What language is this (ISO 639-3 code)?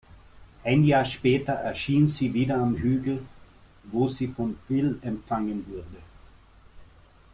deu